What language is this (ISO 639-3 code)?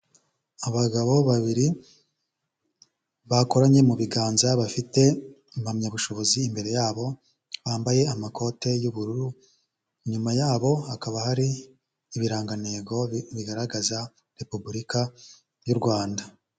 kin